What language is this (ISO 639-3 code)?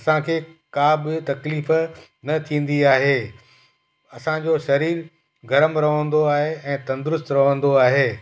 snd